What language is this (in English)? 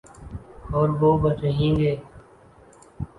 Urdu